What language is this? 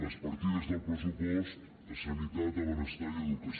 Catalan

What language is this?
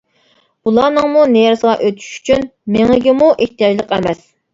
Uyghur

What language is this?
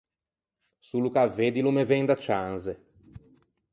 Ligurian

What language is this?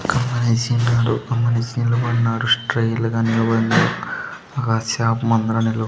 Telugu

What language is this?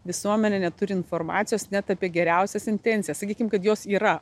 Lithuanian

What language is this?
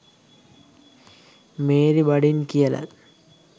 Sinhala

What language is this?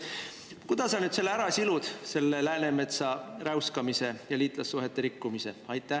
Estonian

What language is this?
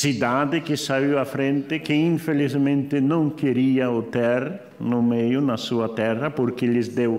Portuguese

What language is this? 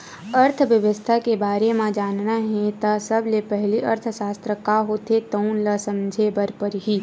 Chhattisgarhi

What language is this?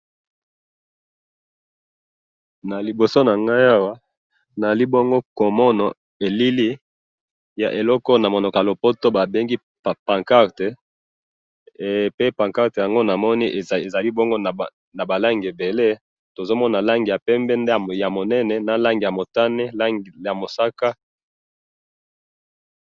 Lingala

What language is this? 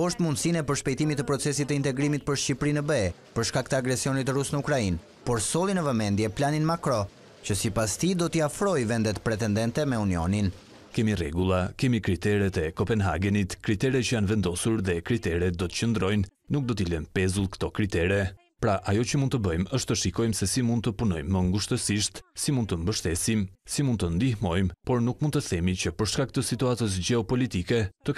Romanian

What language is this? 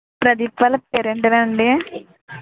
Telugu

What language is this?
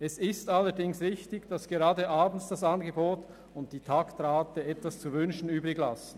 Swiss German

